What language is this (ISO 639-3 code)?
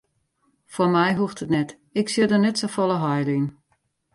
fry